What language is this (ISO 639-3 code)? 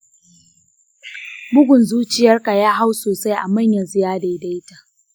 hau